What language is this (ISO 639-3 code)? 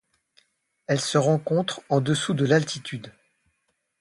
fra